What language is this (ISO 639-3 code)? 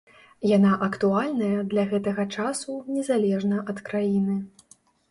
bel